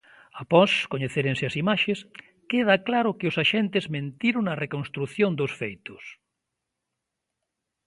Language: Galician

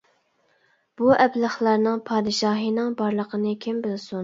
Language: Uyghur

